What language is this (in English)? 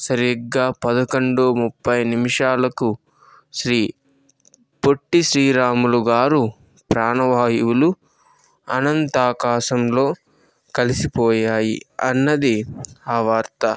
Telugu